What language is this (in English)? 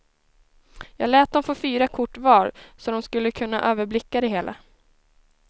Swedish